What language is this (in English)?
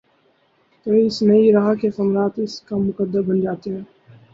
Urdu